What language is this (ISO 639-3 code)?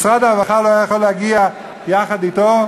heb